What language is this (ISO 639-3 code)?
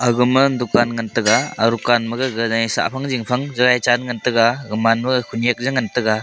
nnp